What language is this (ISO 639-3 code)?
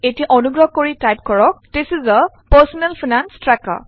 asm